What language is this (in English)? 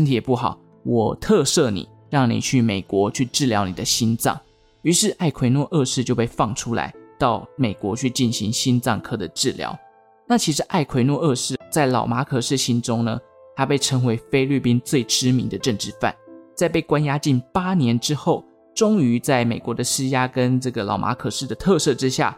Chinese